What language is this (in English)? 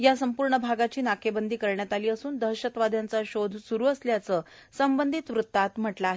Marathi